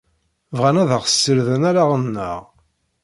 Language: Kabyle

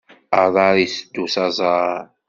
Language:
Kabyle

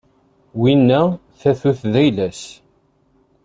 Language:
Kabyle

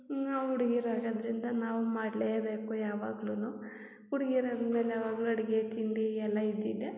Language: Kannada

